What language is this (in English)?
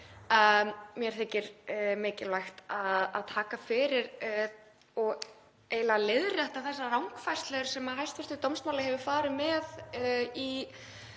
Icelandic